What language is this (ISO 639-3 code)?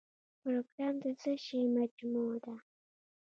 pus